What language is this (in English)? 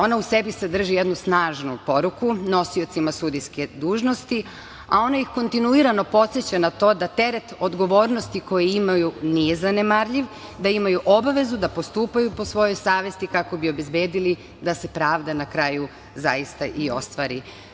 Serbian